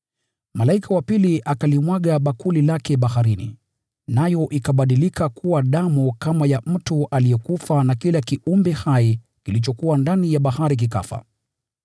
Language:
Swahili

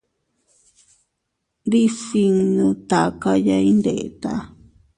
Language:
Teutila Cuicatec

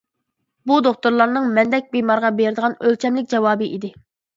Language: Uyghur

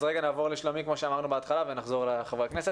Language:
Hebrew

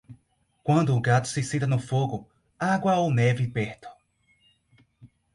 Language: Portuguese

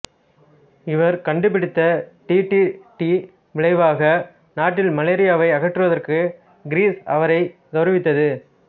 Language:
Tamil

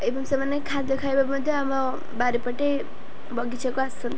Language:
Odia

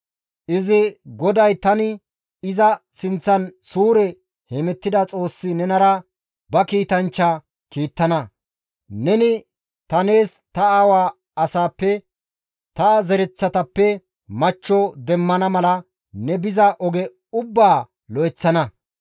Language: Gamo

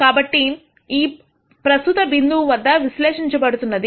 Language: Telugu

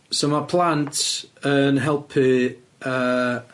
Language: Welsh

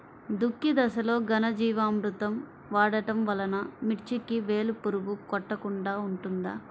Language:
Telugu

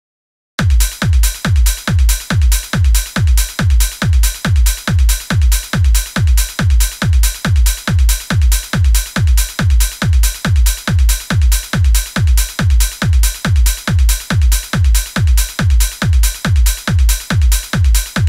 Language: Turkish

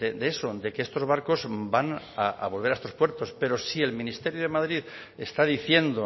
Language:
Spanish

